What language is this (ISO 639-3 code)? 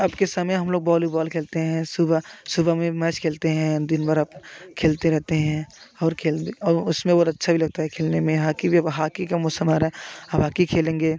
hin